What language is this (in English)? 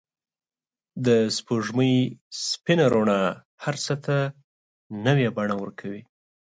Pashto